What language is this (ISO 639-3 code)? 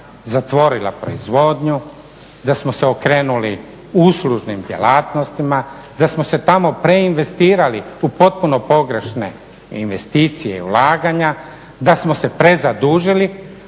hrv